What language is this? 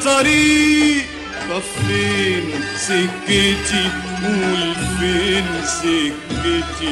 Arabic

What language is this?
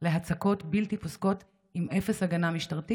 Hebrew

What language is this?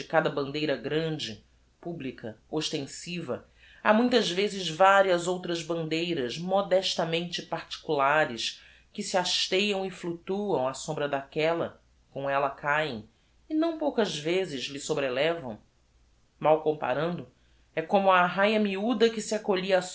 Portuguese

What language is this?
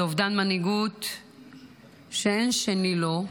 Hebrew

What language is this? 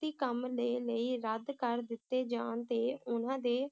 Punjabi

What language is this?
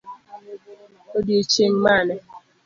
Luo (Kenya and Tanzania)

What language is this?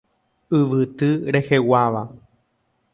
Guarani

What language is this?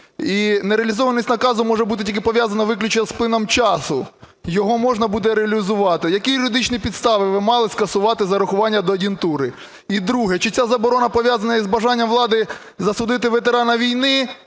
Ukrainian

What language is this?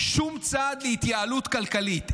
Hebrew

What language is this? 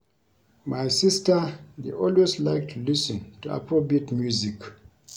Nigerian Pidgin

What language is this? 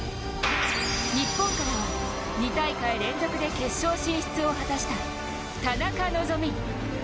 Japanese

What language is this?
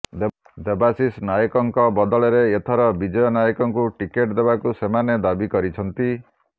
Odia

